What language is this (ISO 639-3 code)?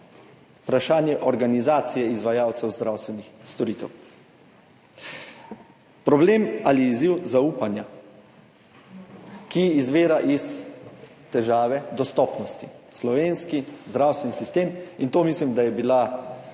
slv